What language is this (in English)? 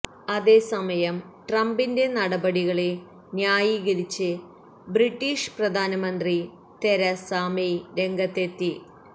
Malayalam